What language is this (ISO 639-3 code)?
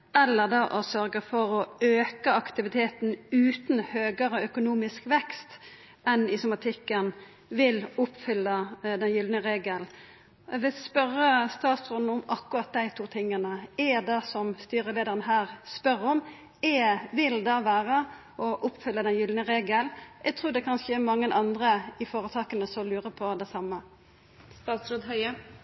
nno